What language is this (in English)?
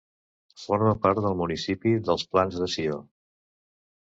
Catalan